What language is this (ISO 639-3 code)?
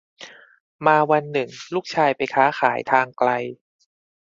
tha